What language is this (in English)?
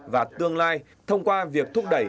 Vietnamese